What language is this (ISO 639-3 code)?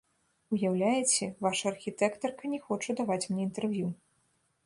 bel